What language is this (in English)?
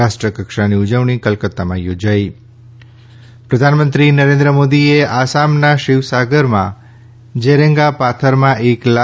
Gujarati